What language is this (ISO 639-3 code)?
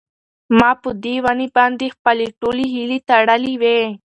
pus